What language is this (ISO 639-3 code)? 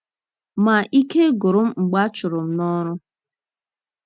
ibo